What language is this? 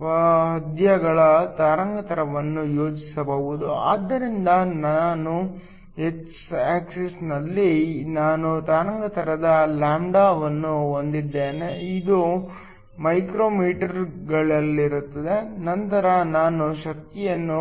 Kannada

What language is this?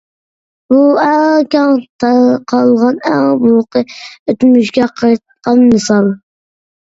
Uyghur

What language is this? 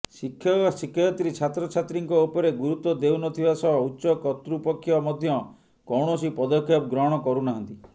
Odia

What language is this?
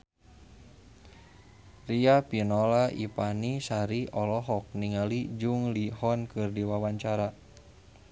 Sundanese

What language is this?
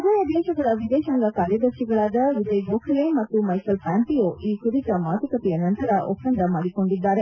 Kannada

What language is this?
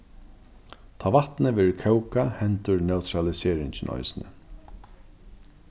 Faroese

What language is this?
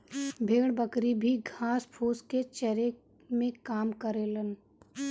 Bhojpuri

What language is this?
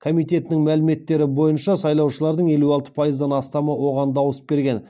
Kazakh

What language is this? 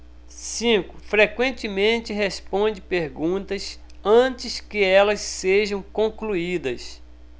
Portuguese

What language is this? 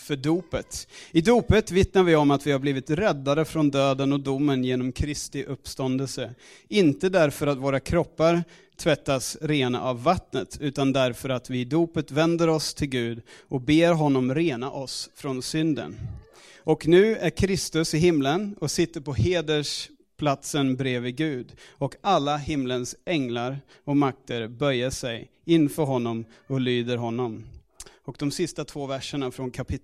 Swedish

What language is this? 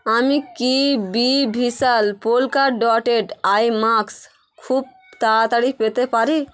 Bangla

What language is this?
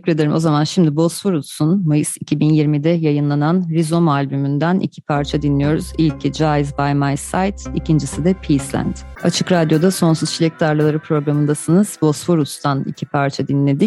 Turkish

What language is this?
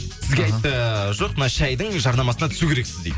Kazakh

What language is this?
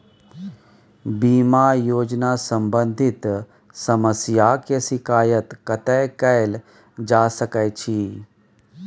Maithili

